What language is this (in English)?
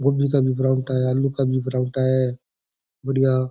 Rajasthani